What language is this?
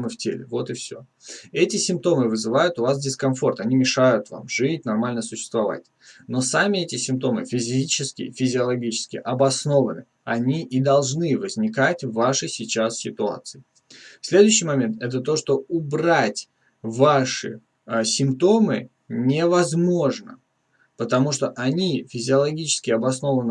Russian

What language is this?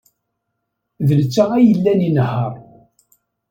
Kabyle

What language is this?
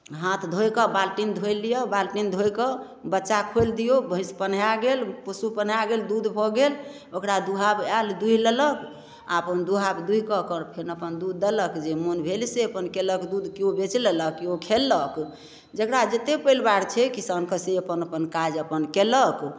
Maithili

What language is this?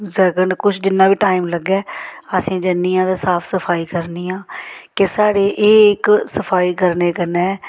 Dogri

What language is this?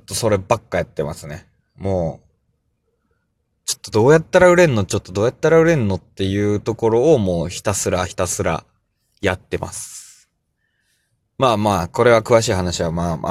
Japanese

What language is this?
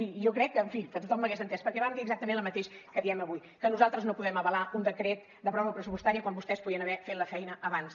Catalan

